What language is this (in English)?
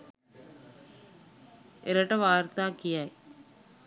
Sinhala